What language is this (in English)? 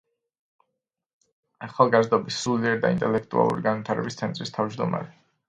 Georgian